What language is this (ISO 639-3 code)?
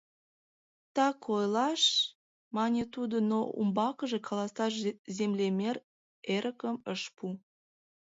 chm